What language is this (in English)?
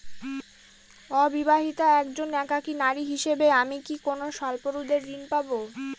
Bangla